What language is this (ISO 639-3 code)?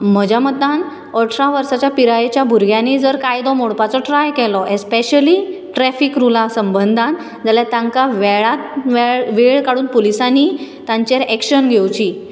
kok